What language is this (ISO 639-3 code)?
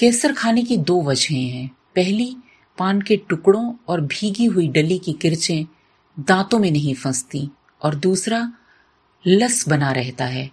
hin